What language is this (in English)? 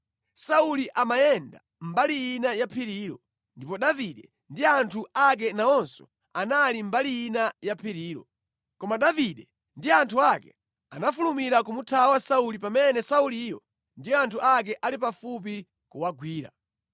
Nyanja